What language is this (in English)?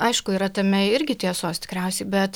Lithuanian